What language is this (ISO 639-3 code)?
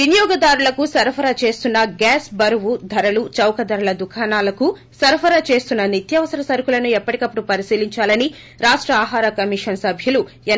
tel